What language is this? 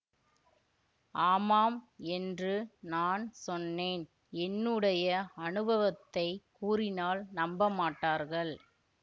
Tamil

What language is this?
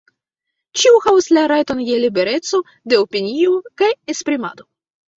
Esperanto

